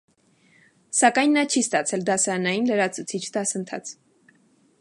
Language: Armenian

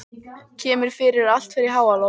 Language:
Icelandic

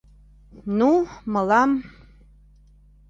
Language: Mari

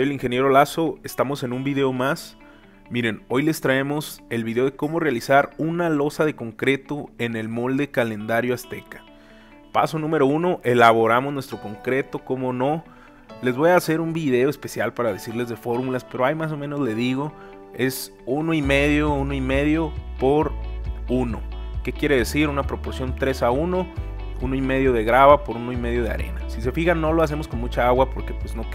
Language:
Spanish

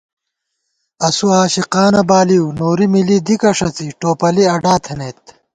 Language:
Gawar-Bati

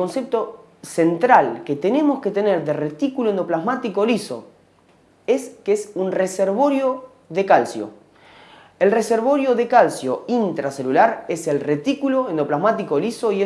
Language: Spanish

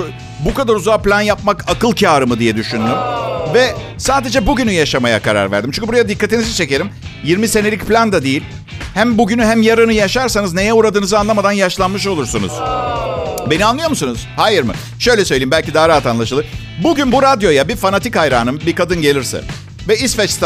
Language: Turkish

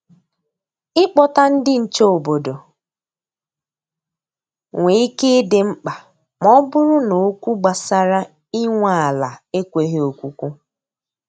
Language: Igbo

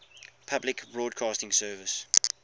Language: English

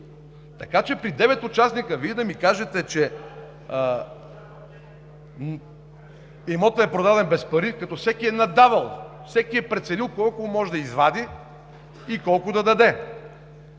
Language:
Bulgarian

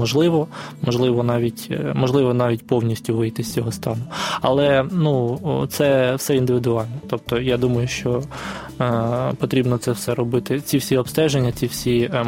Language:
Ukrainian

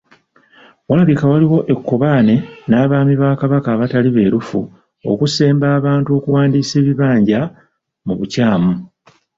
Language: Ganda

